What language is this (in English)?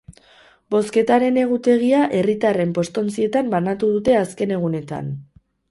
Basque